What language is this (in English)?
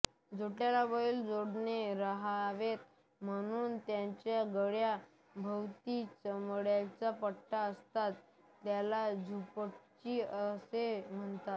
Marathi